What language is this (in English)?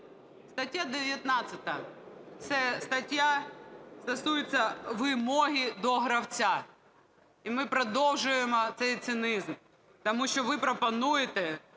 Ukrainian